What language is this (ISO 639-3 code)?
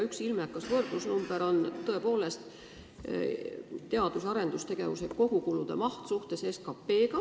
est